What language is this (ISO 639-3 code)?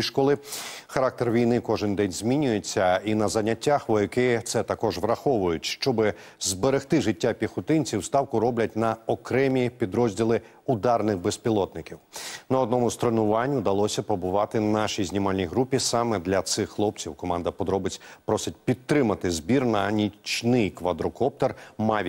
ukr